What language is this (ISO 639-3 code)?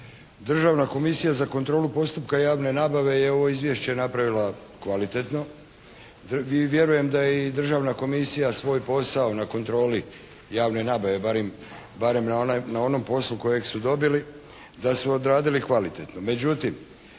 hrv